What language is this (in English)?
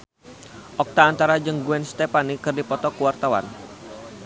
Sundanese